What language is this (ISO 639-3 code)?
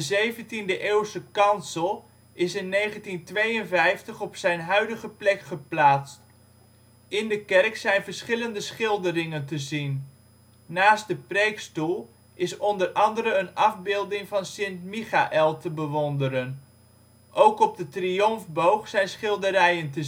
nld